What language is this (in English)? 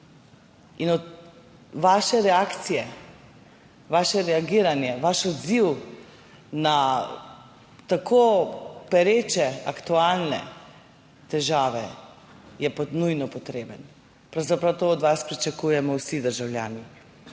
Slovenian